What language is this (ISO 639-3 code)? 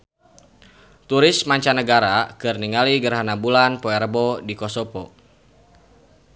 sun